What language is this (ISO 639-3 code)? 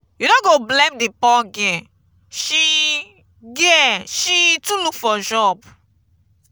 pcm